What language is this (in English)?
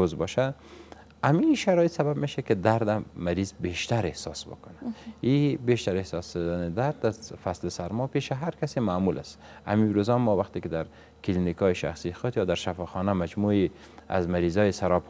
Persian